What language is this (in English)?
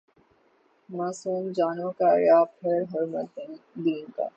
Urdu